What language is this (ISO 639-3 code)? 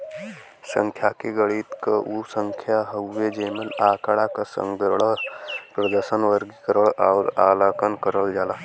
bho